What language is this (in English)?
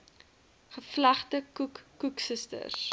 Afrikaans